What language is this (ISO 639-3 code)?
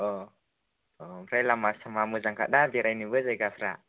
brx